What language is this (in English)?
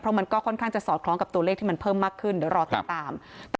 Thai